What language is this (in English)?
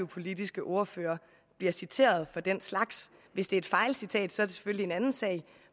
Danish